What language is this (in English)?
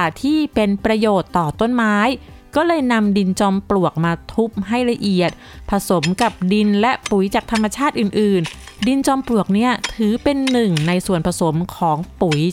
Thai